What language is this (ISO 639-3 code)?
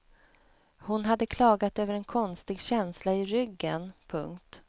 swe